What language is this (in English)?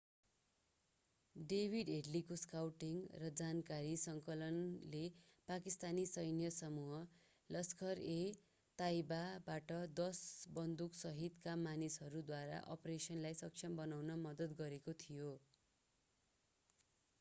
Nepali